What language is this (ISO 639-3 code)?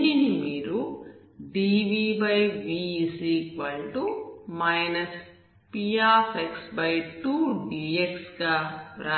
tel